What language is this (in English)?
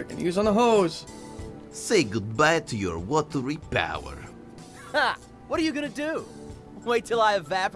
English